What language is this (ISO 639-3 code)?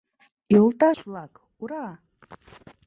chm